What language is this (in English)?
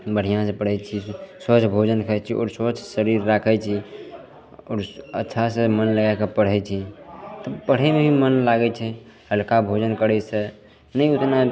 Maithili